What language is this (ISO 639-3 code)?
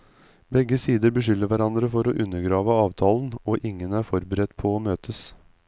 nor